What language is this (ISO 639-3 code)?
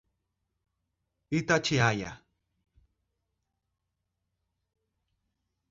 por